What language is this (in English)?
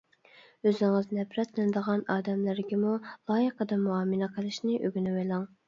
Uyghur